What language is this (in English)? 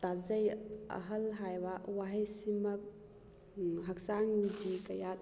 Manipuri